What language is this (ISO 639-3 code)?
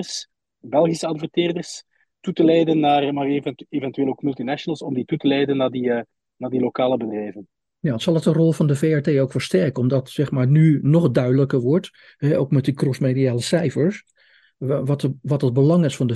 nld